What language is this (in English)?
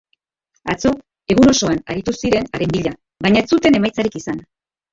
Basque